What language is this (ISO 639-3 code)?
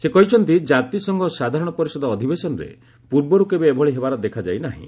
ori